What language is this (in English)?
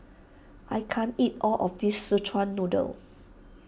English